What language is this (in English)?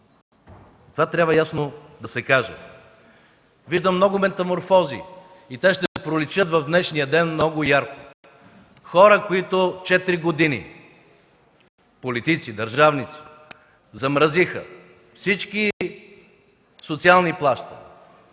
Bulgarian